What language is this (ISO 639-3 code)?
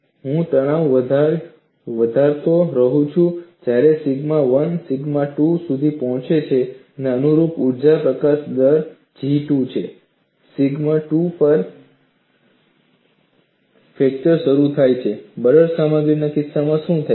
guj